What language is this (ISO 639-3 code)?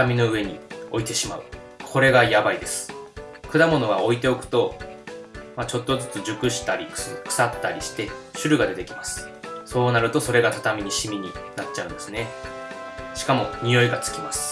jpn